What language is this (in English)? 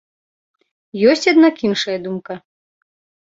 Belarusian